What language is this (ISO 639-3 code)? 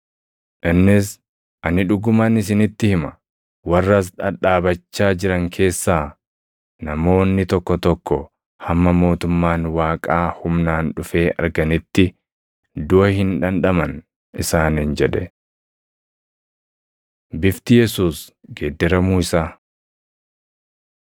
orm